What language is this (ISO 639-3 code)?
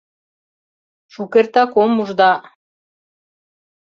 chm